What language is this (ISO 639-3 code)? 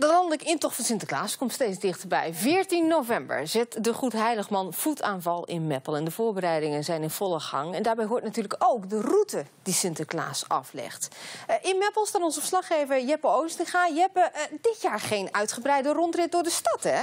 nld